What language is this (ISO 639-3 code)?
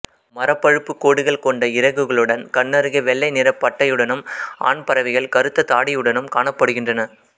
tam